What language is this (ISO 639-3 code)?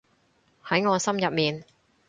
yue